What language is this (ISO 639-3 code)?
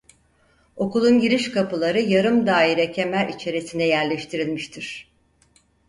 tur